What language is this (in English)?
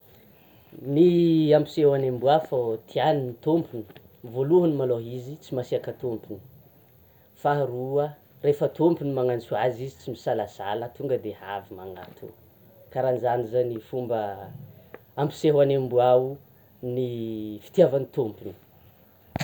Tsimihety Malagasy